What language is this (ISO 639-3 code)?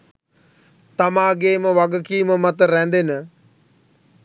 sin